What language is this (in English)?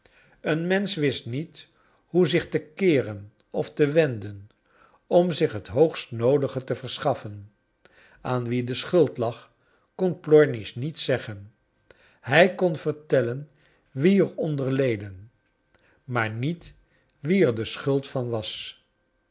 Dutch